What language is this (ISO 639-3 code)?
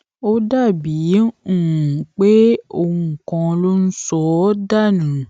yor